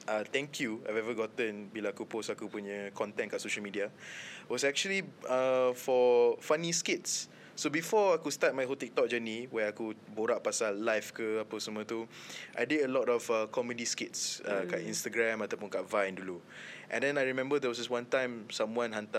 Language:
Malay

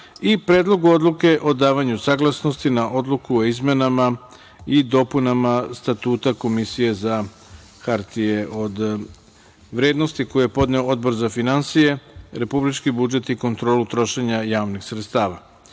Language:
Serbian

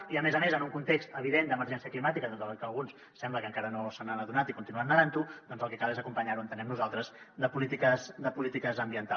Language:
Catalan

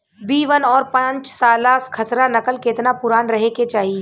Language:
Bhojpuri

